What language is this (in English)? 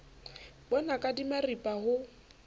Southern Sotho